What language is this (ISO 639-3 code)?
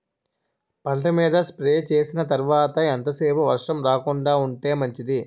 tel